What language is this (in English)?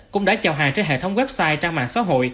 Vietnamese